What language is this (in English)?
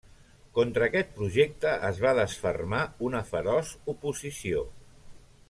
Catalan